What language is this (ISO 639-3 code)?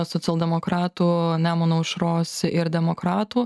lit